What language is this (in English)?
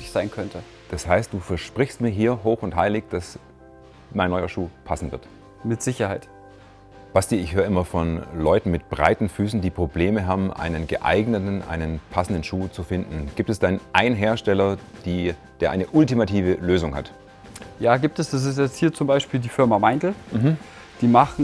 German